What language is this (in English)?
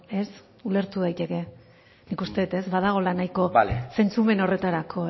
Basque